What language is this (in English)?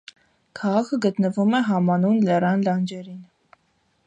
Armenian